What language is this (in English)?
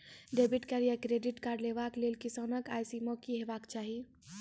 Maithili